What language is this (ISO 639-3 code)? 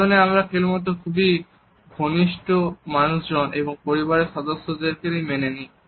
ben